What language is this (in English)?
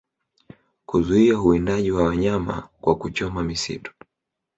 Swahili